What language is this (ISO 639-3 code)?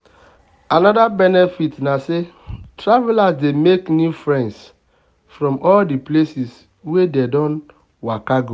pcm